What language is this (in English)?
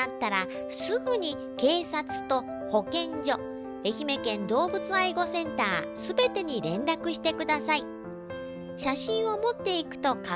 Japanese